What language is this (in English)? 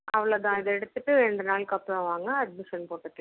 Tamil